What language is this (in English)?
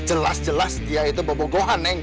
Indonesian